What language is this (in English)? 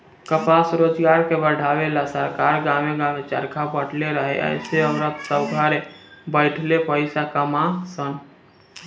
Bhojpuri